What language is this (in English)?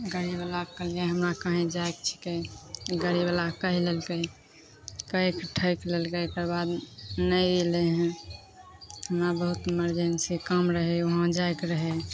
Maithili